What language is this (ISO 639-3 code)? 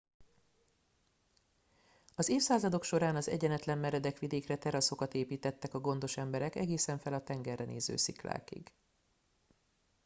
hun